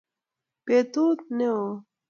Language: Kalenjin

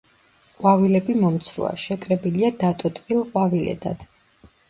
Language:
Georgian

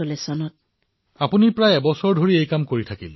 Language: Assamese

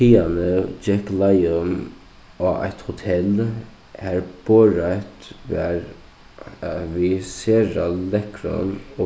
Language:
Faroese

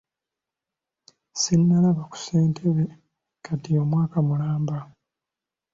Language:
Ganda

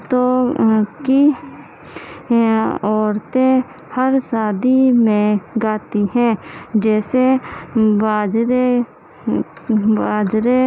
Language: Urdu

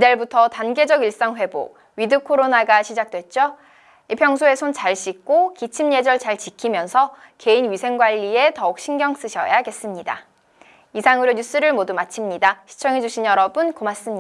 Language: Korean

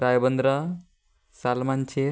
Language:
Konkani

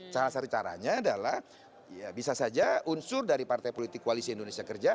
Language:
Indonesian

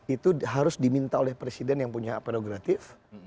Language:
Indonesian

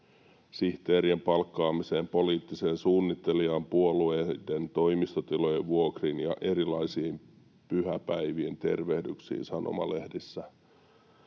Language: Finnish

